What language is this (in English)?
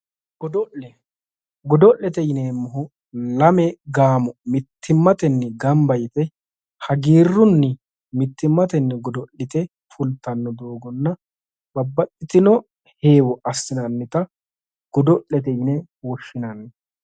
Sidamo